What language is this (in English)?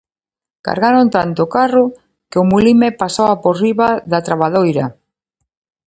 Galician